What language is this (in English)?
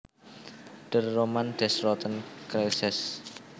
Javanese